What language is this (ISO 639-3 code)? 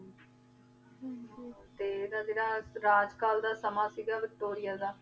pan